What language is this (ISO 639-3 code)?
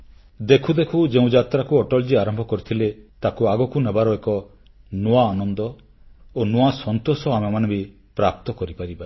ori